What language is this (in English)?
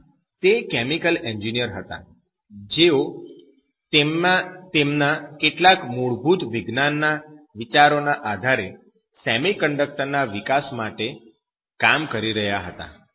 Gujarati